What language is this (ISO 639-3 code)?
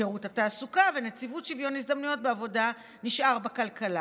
heb